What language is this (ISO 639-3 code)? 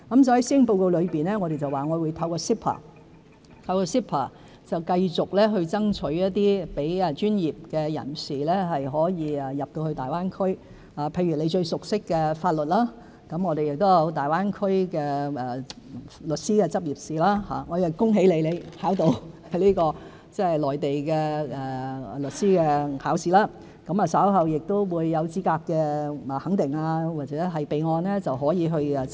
yue